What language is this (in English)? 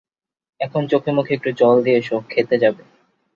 Bangla